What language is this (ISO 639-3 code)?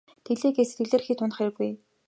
mon